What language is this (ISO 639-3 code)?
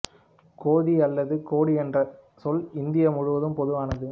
tam